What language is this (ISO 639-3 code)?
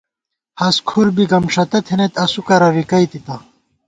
gwt